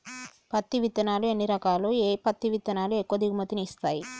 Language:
Telugu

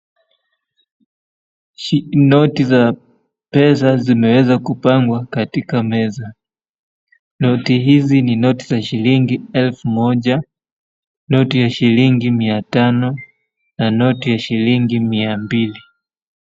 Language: Swahili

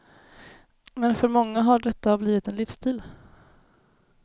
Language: Swedish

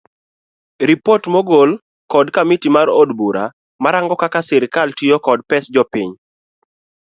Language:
Luo (Kenya and Tanzania)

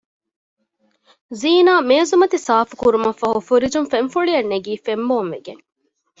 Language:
Divehi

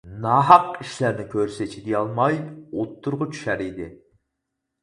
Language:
Uyghur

